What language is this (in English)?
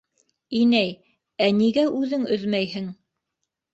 Bashkir